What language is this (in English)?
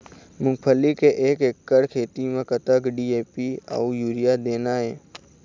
Chhattisgarhi